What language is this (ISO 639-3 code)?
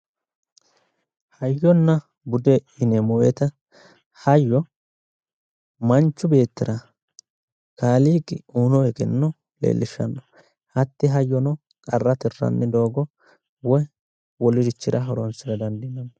sid